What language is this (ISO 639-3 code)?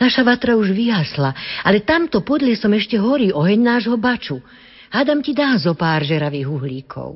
slk